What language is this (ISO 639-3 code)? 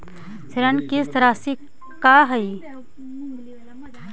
mag